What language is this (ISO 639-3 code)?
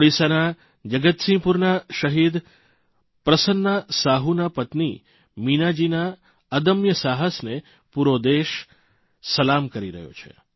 guj